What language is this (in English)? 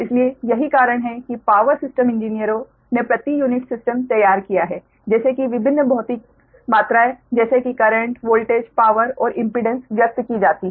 Hindi